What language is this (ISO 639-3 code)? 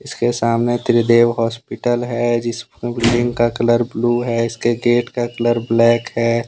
hin